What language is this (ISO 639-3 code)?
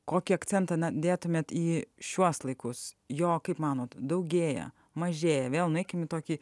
lit